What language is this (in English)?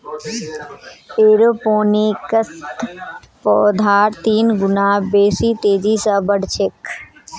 Magahi